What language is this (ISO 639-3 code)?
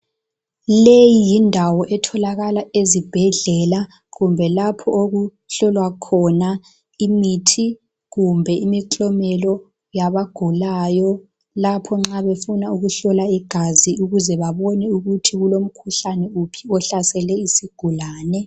nde